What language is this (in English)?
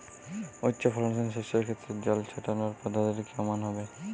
Bangla